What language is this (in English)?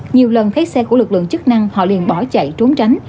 Vietnamese